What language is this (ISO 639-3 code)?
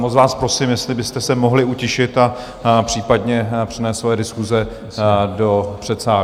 ces